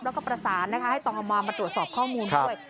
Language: Thai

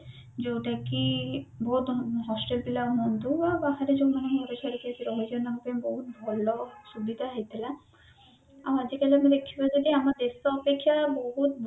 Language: Odia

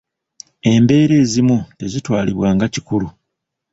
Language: Ganda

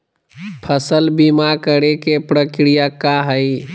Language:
Magahi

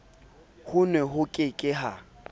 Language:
Southern Sotho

